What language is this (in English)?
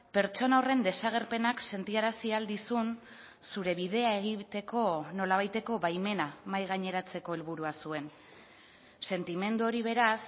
Basque